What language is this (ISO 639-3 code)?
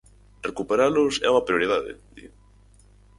glg